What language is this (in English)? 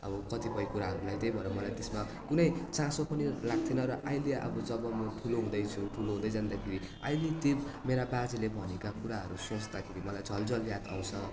Nepali